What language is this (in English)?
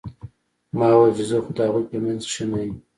Pashto